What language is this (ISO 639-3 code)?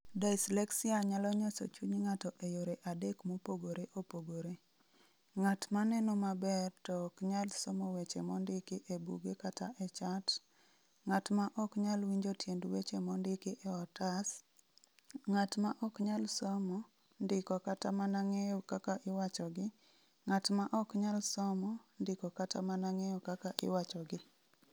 luo